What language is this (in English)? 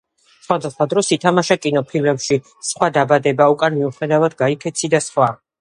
Georgian